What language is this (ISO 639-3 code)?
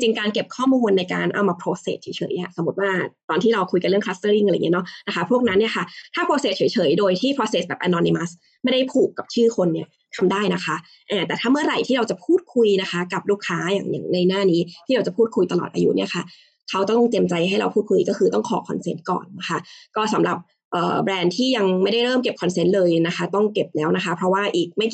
tha